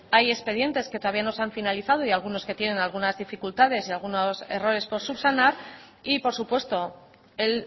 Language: Spanish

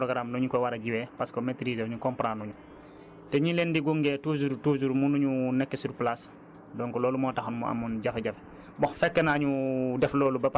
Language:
Wolof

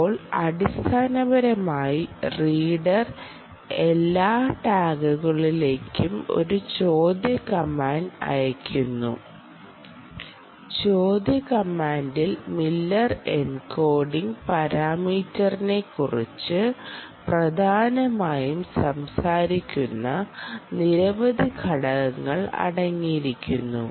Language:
Malayalam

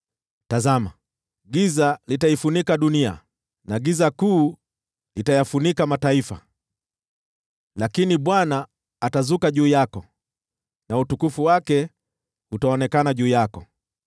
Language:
Swahili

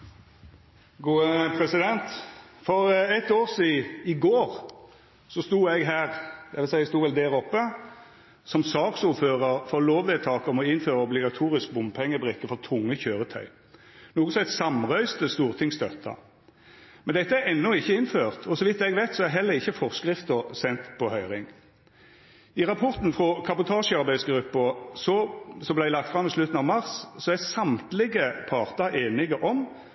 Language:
Norwegian Nynorsk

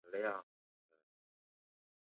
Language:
Chinese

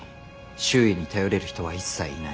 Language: Japanese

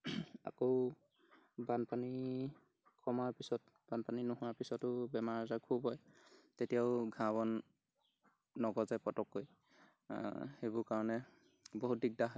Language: Assamese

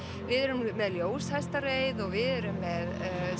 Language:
Icelandic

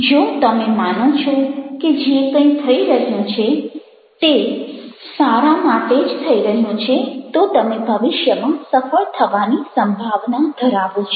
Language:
Gujarati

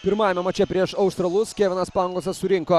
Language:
Lithuanian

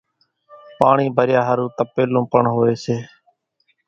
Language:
Kachi Koli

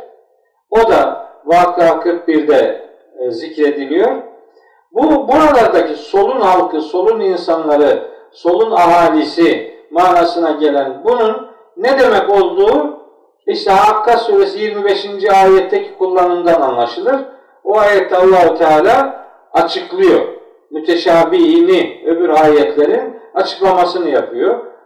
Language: Turkish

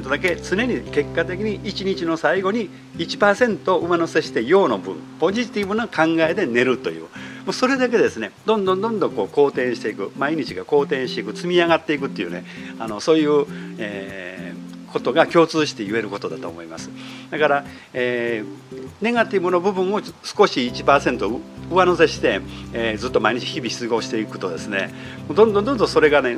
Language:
Japanese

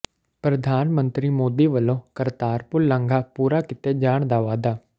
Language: Punjabi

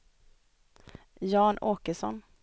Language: Swedish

